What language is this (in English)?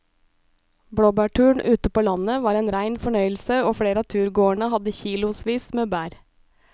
Norwegian